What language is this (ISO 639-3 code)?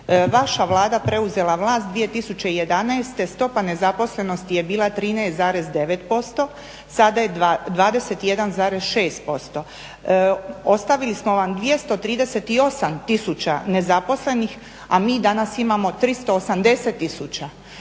hrv